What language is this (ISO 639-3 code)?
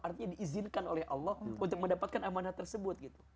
ind